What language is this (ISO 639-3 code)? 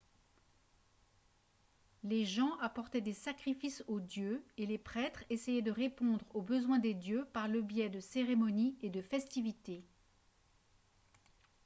fra